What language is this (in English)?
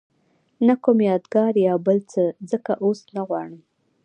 Pashto